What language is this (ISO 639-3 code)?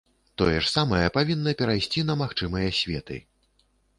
bel